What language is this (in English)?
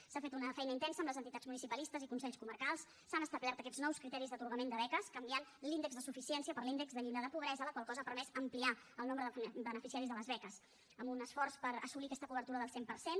Catalan